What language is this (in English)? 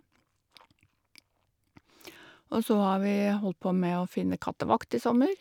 Norwegian